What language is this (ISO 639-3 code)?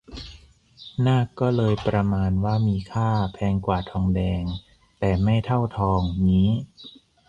tha